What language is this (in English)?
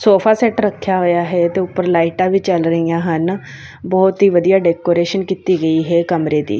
Punjabi